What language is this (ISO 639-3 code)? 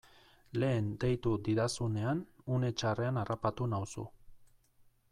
eus